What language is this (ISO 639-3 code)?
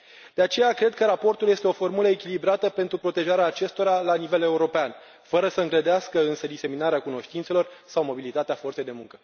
ron